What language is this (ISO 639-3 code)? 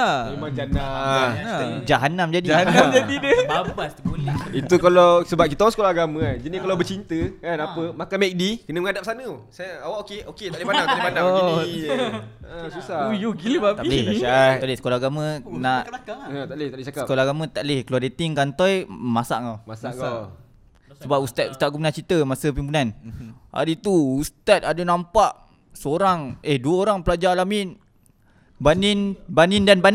msa